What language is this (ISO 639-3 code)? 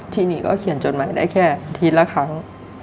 tha